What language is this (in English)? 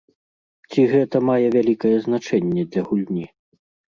Belarusian